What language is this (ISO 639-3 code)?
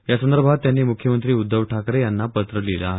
mar